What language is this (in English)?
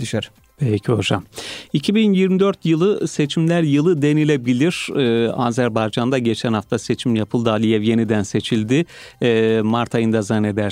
Turkish